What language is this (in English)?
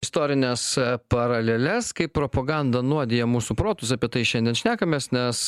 Lithuanian